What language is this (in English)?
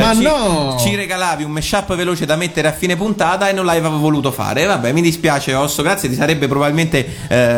Italian